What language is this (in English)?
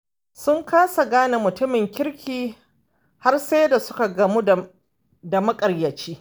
Hausa